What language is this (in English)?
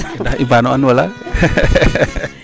Serer